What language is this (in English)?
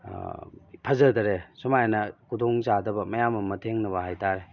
Manipuri